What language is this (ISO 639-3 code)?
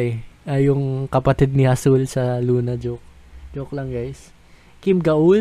fil